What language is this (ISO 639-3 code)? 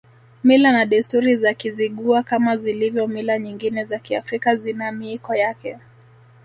swa